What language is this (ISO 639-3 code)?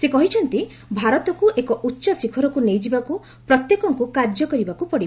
ori